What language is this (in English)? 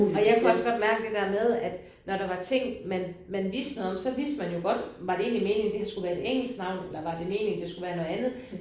Danish